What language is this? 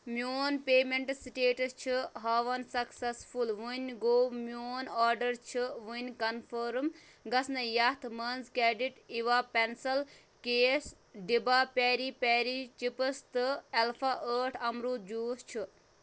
Kashmiri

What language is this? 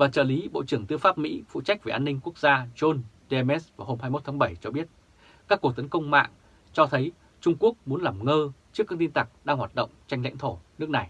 Vietnamese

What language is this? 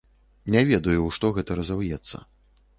Belarusian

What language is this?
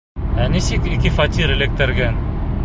Bashkir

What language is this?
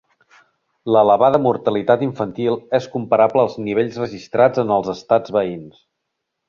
Catalan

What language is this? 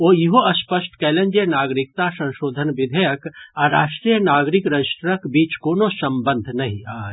Maithili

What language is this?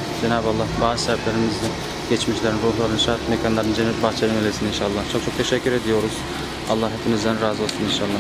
Turkish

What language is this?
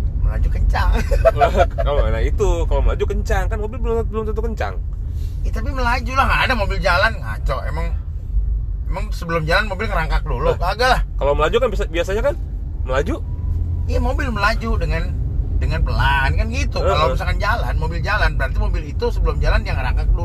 Indonesian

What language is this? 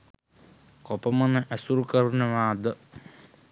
Sinhala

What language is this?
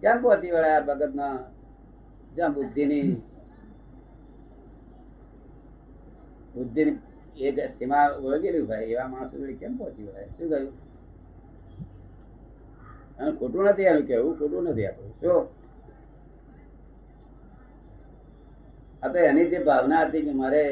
Gujarati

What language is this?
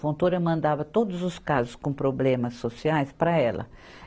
Portuguese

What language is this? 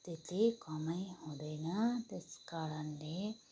Nepali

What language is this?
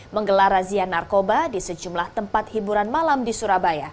Indonesian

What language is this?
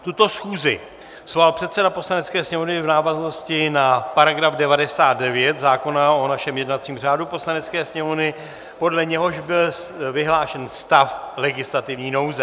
Czech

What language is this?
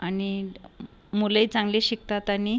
Marathi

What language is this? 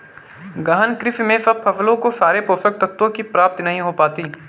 Hindi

